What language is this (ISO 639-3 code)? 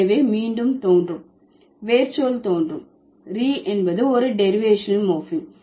tam